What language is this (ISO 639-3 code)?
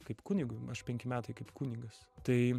lit